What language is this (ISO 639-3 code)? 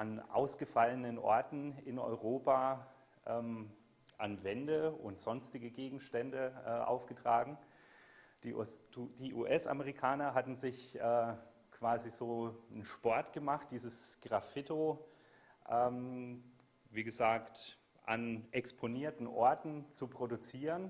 deu